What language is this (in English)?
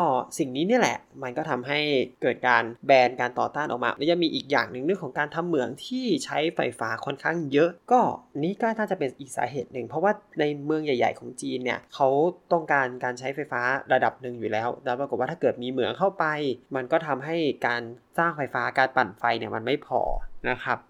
Thai